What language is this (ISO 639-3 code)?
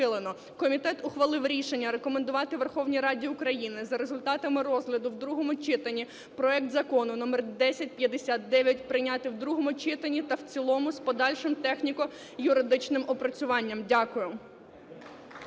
ukr